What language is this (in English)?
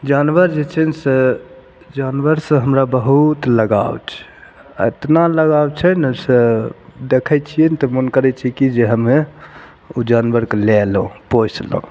Maithili